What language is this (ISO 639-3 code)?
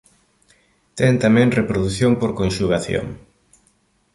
glg